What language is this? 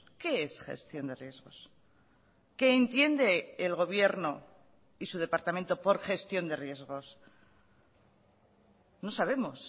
Spanish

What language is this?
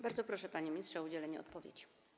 Polish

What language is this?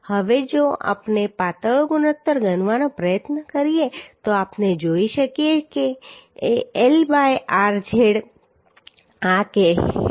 Gujarati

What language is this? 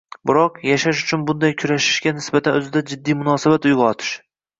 Uzbek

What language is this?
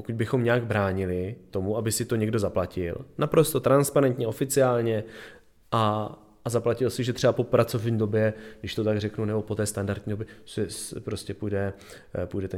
Czech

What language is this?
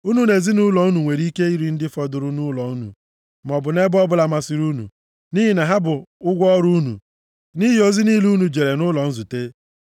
Igbo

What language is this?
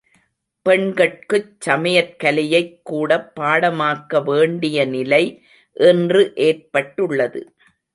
Tamil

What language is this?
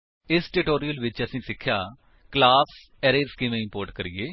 Punjabi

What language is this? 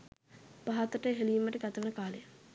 Sinhala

